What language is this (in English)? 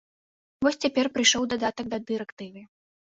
Belarusian